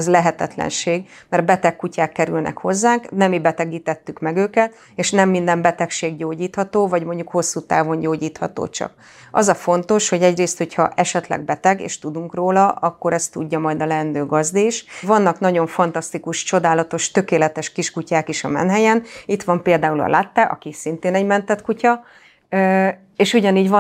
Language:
Hungarian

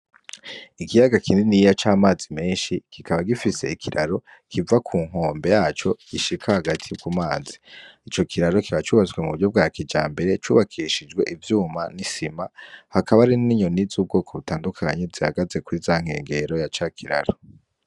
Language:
Rundi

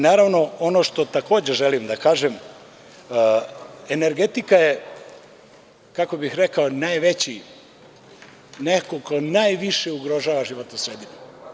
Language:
Serbian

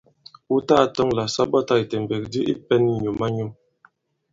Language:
Bankon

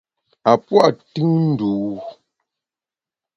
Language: Bamun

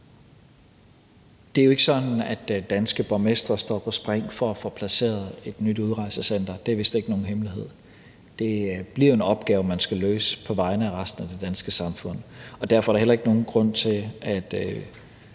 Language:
Danish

